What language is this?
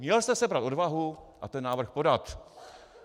Czech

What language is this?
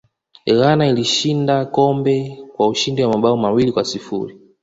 Swahili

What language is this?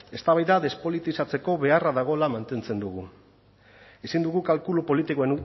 Basque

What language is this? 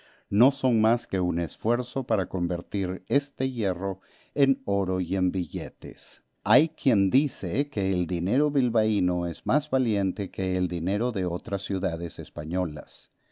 Spanish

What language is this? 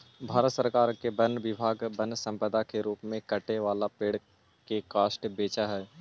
Magahi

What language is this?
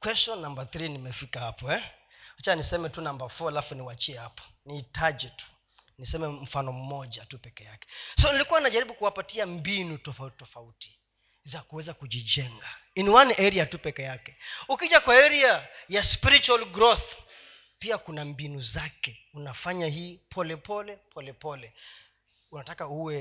Swahili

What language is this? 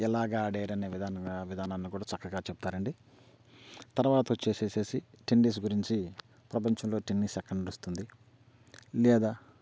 Telugu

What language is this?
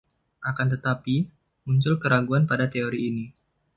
Indonesian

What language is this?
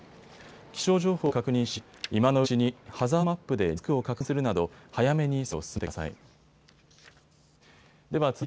Japanese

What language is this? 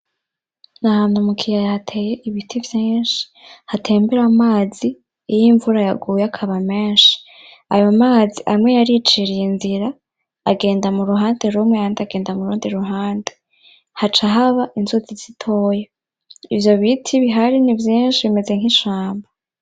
Rundi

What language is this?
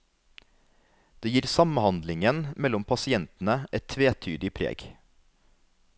Norwegian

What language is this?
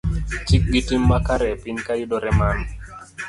Luo (Kenya and Tanzania)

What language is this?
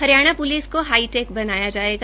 Hindi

